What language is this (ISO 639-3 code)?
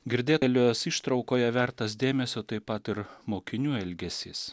lit